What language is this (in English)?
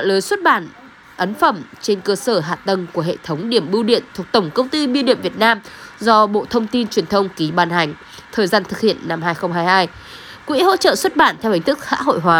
Vietnamese